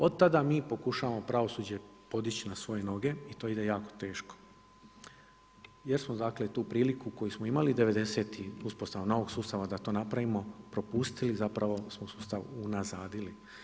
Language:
Croatian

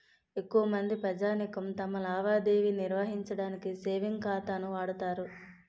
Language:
Telugu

